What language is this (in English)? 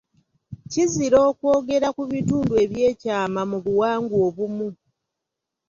Ganda